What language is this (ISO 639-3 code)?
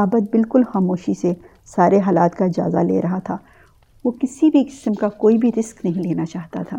urd